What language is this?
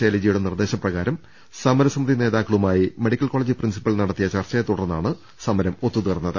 Malayalam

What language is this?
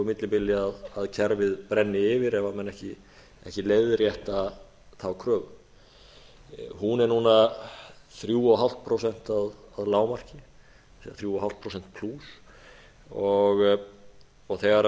Icelandic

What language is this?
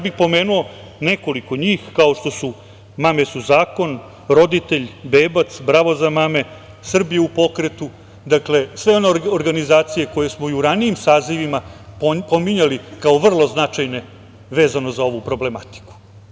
Serbian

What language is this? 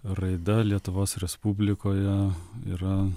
Lithuanian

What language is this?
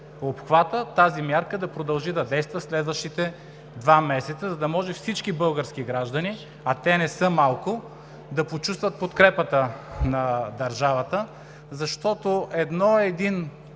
Bulgarian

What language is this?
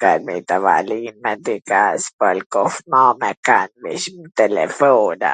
Gheg Albanian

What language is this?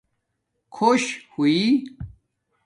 Domaaki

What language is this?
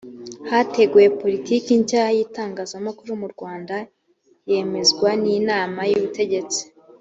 Kinyarwanda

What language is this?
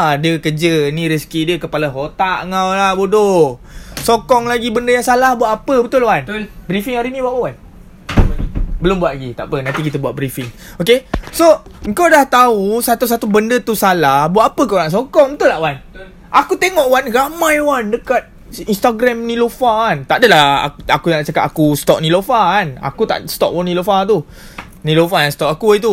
Malay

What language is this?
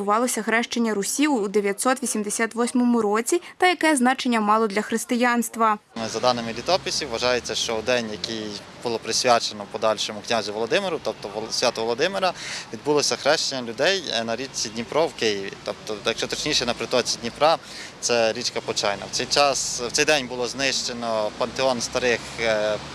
Ukrainian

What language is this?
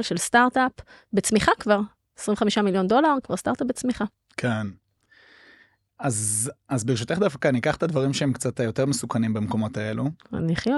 Hebrew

